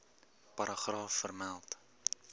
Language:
Afrikaans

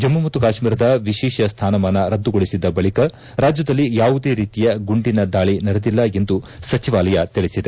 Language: Kannada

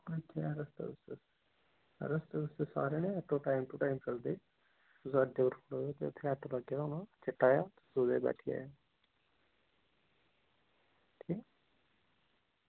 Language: Dogri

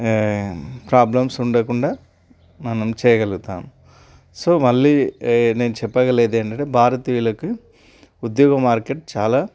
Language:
Telugu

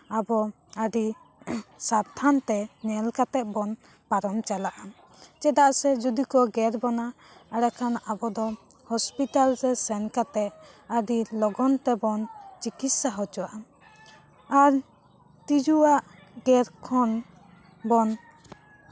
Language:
Santali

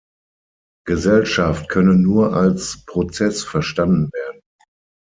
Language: German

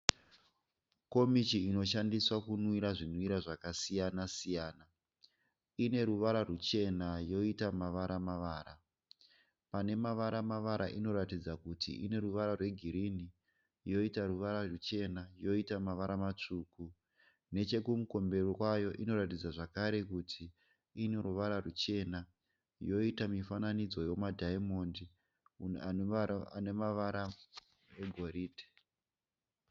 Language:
Shona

